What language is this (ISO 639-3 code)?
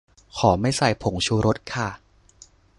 tha